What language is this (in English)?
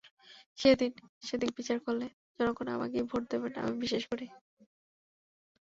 Bangla